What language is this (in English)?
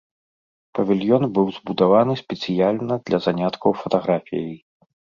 Belarusian